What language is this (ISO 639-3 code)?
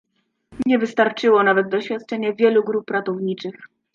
pol